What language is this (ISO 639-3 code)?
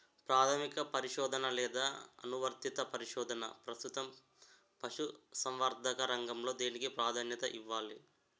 tel